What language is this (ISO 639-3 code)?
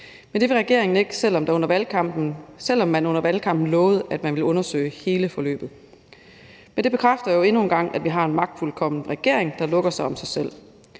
dan